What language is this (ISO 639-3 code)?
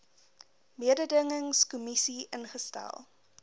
afr